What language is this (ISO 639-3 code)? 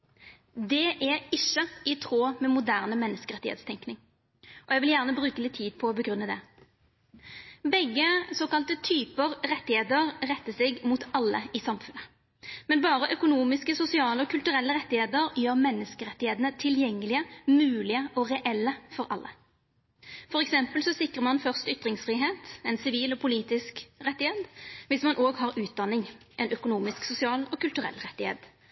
nno